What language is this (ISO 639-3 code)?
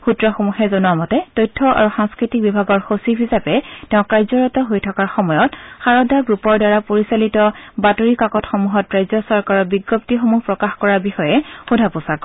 asm